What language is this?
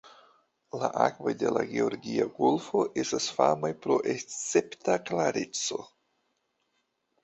Esperanto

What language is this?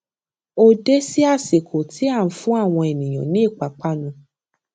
Yoruba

